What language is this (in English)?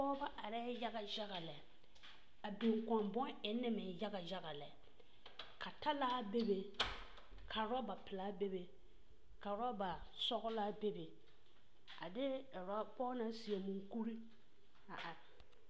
Southern Dagaare